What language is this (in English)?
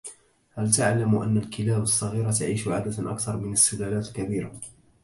Arabic